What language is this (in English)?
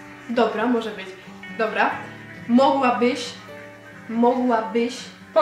Polish